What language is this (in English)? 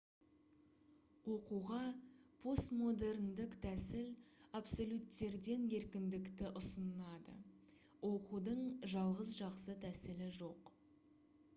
Kazakh